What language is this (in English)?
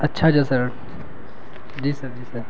Urdu